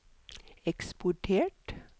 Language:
Norwegian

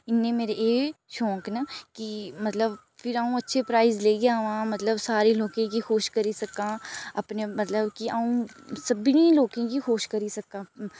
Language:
Dogri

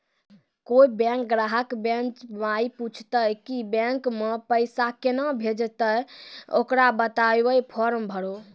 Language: Maithili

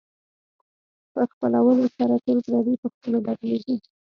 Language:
Pashto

